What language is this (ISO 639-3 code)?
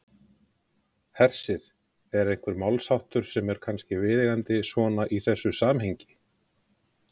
isl